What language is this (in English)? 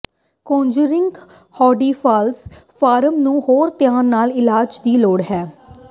Punjabi